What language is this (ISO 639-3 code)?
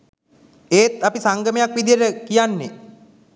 sin